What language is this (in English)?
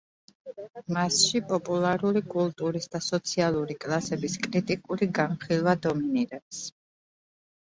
Georgian